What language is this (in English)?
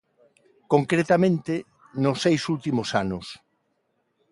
Galician